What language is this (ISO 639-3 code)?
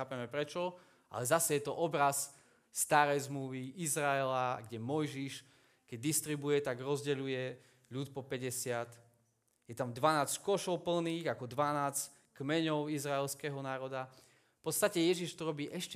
slk